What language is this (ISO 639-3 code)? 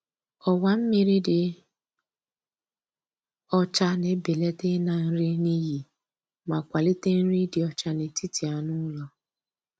ibo